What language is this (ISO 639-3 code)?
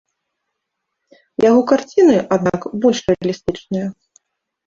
bel